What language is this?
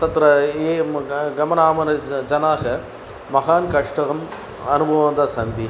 Sanskrit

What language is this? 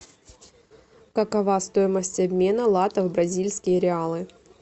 Russian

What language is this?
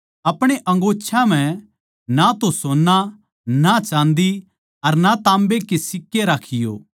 Haryanvi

